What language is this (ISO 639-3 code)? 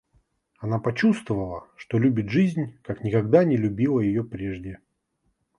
rus